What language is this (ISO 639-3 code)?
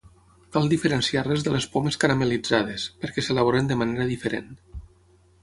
cat